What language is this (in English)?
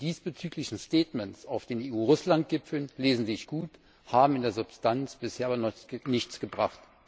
German